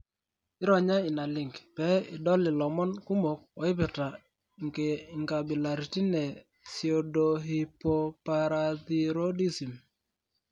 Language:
Masai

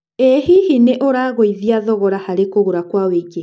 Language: Kikuyu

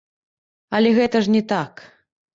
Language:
Belarusian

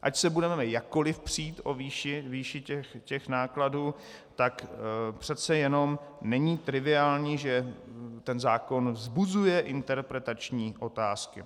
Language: Czech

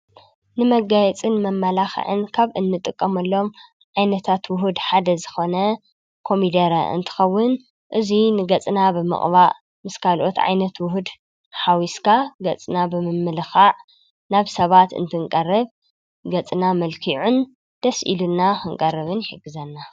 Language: Tigrinya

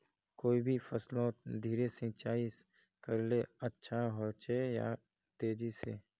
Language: Magahi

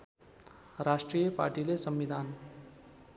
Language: Nepali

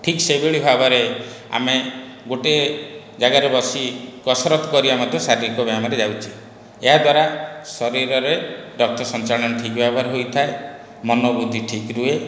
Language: Odia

